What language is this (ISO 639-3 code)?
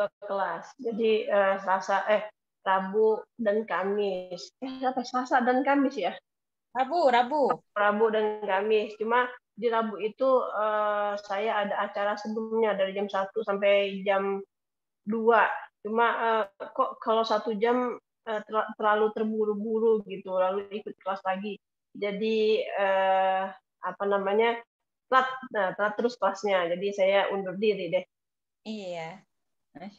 ind